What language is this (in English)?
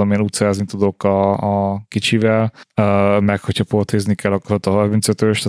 Hungarian